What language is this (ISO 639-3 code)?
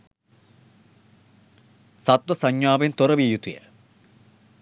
sin